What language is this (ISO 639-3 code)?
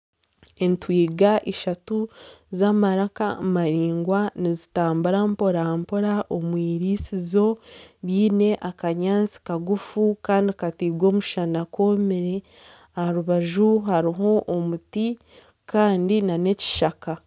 nyn